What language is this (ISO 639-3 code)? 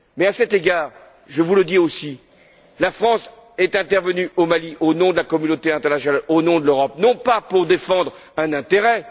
fra